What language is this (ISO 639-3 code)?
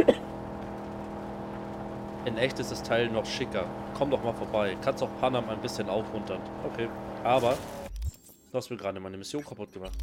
deu